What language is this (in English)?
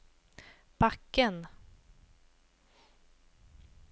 Swedish